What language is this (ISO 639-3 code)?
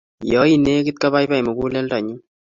kln